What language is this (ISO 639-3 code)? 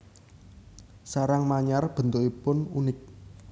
jav